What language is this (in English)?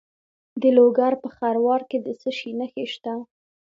Pashto